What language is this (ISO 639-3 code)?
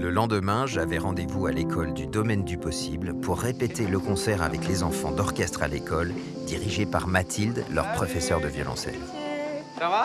fra